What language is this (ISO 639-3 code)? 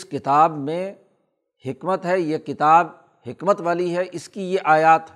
urd